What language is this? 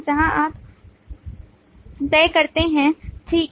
Hindi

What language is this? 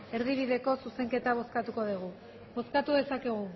Basque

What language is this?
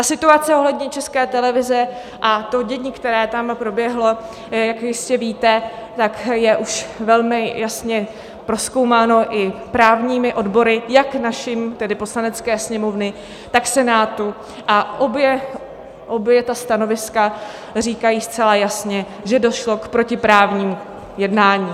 Czech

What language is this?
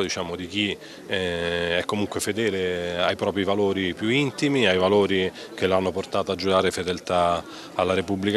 Italian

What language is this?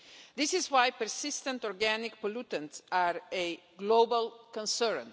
English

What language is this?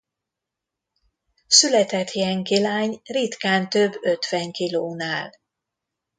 Hungarian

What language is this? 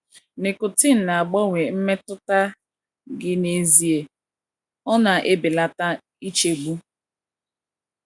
Igbo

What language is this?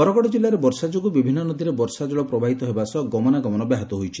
Odia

